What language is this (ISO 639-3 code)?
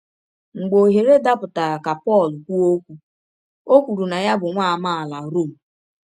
ibo